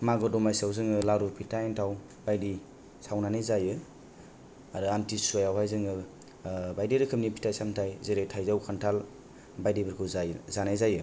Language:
Bodo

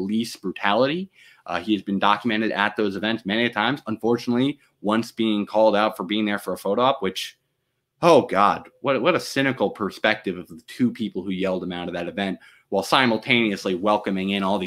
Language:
English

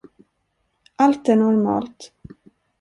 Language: Swedish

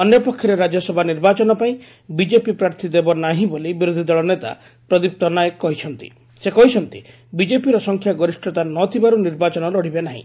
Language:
Odia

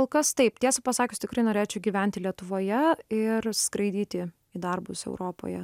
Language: Lithuanian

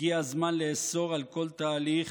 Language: Hebrew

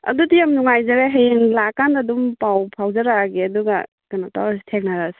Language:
Manipuri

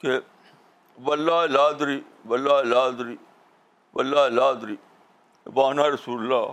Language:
Urdu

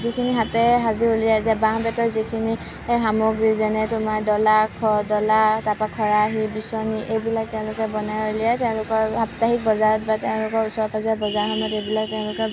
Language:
Assamese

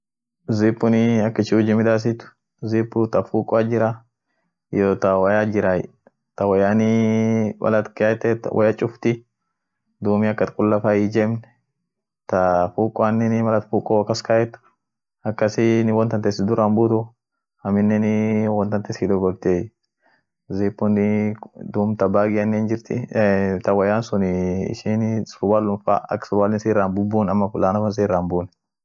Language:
Orma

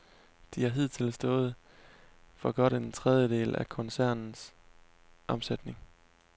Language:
Danish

